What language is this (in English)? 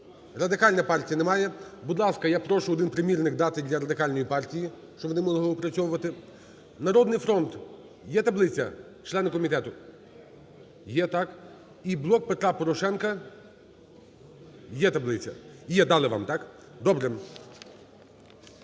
Ukrainian